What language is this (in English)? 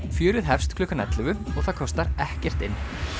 Icelandic